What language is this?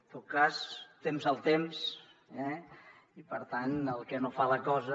Catalan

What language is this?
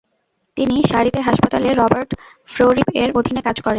Bangla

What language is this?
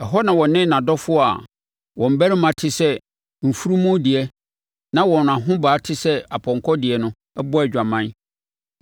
Akan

